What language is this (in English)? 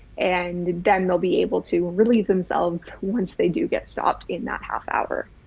English